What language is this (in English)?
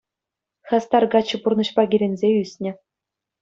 Chuvash